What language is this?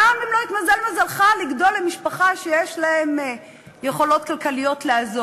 Hebrew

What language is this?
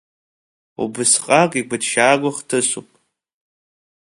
Abkhazian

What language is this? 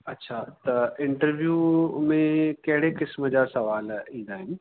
Sindhi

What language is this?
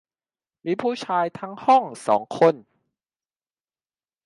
Thai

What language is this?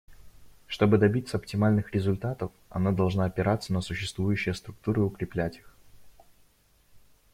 Russian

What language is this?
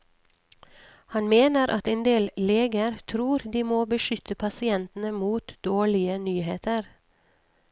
Norwegian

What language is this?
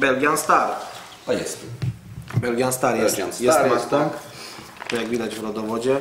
Polish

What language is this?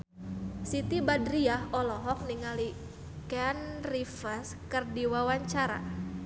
Sundanese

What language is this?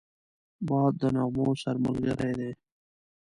Pashto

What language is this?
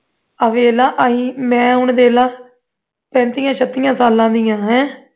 Punjabi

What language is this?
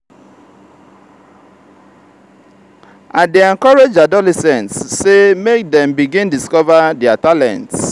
Nigerian Pidgin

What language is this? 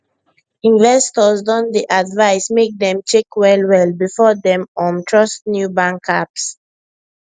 Nigerian Pidgin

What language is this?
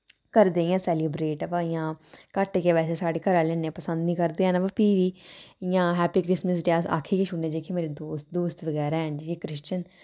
Dogri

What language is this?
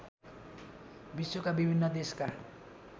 Nepali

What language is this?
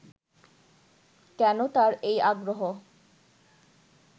Bangla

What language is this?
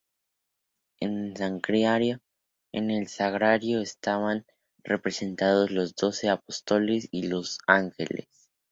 Spanish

